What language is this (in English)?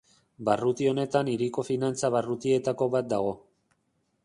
Basque